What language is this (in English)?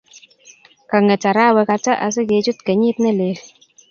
Kalenjin